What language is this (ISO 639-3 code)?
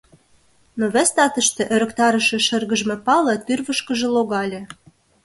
chm